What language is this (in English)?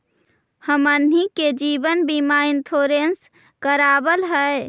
Magahi